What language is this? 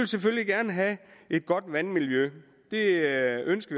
Danish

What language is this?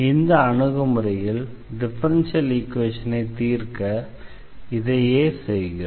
Tamil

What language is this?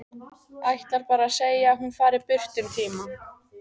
Icelandic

